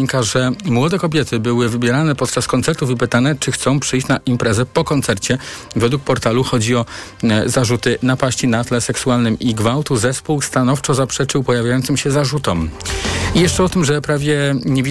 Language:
Polish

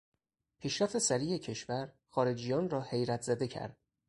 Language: Persian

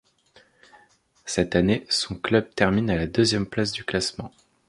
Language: French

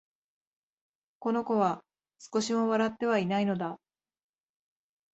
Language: Japanese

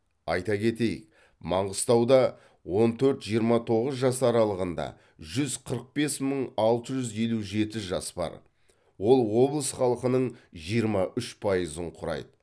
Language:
Kazakh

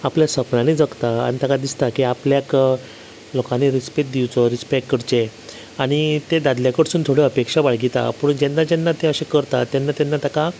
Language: Konkani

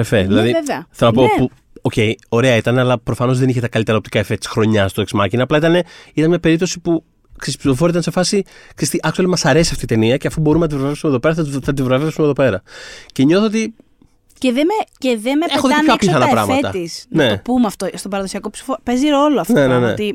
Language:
Greek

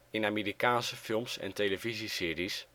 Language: Dutch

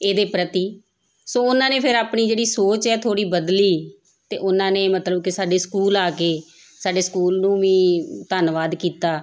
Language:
Punjabi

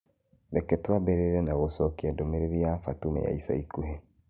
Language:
Kikuyu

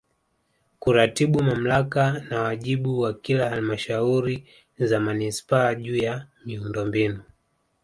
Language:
Swahili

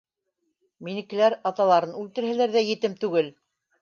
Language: Bashkir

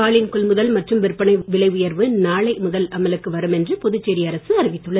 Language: Tamil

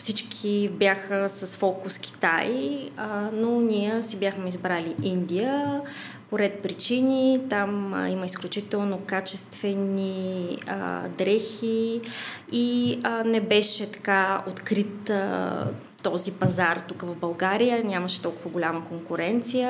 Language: Bulgarian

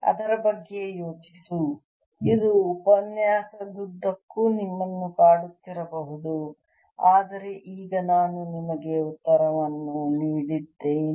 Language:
Kannada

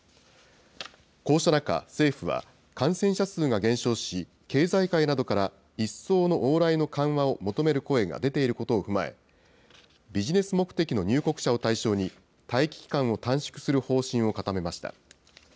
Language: Japanese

